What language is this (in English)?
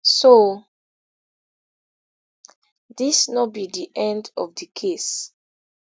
Nigerian Pidgin